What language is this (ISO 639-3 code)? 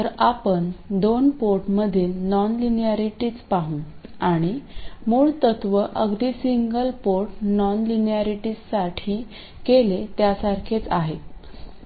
mar